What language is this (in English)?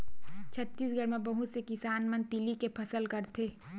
Chhattisgarhi